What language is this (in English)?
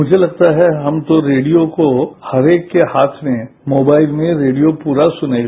Hindi